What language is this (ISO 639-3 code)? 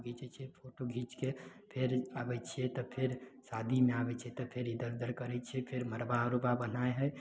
mai